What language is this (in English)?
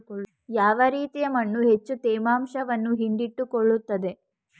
Kannada